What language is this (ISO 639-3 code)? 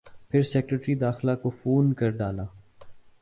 urd